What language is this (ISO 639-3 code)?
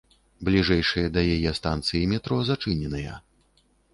bel